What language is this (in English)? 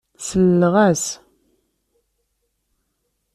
Kabyle